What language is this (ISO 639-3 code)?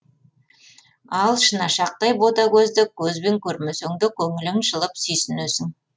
kaz